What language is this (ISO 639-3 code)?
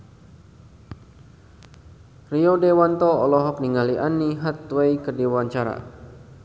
sun